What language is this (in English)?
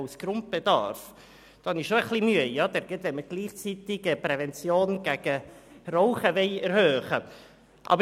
Swiss German